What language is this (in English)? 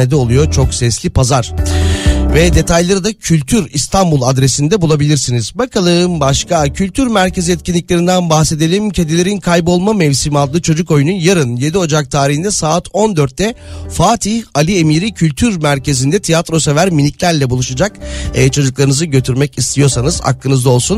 Turkish